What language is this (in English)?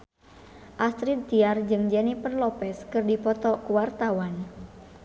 Sundanese